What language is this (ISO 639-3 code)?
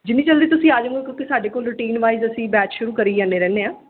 pan